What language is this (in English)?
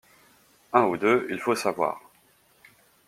French